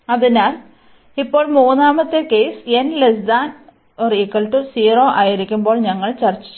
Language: Malayalam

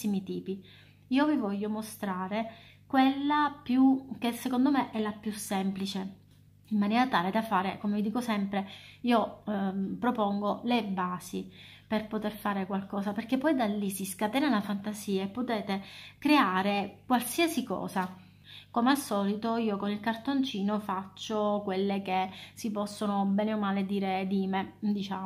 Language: Italian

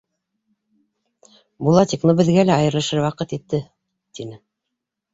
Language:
Bashkir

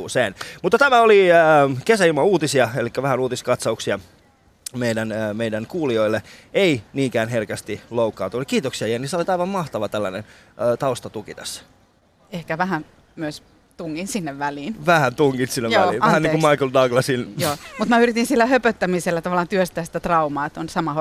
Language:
Finnish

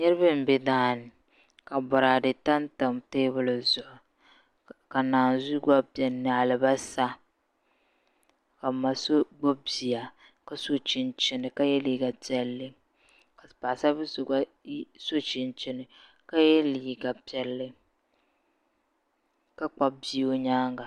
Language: Dagbani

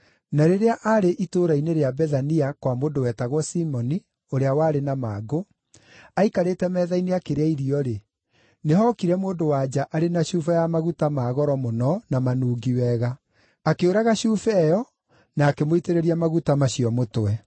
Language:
Kikuyu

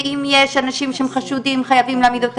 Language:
Hebrew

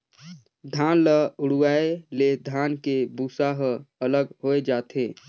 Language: Chhattisgarhi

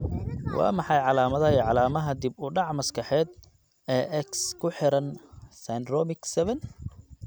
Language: Somali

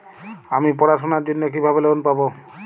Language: Bangla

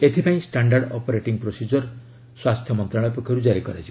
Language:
Odia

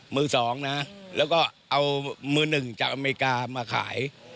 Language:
Thai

